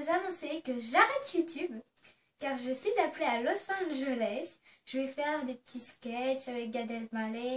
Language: French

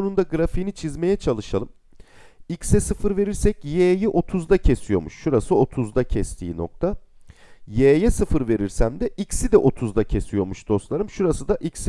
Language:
Turkish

